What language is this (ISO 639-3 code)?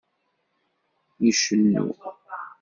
kab